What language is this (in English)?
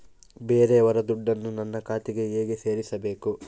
Kannada